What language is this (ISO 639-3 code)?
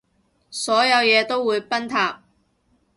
yue